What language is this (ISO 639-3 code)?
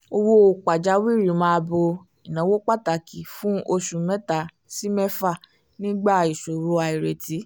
yor